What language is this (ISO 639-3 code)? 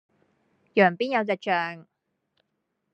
yue